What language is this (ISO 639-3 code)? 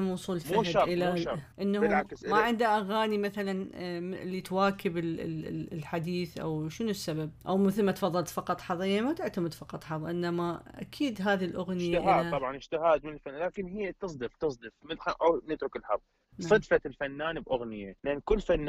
ara